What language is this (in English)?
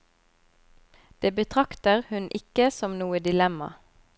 Norwegian